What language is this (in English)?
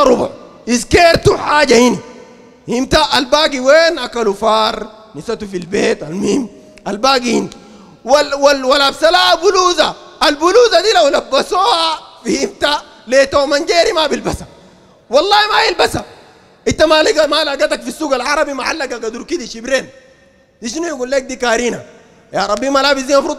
Arabic